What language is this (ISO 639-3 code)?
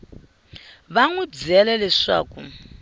tso